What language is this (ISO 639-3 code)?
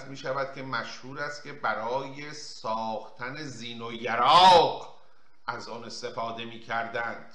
fas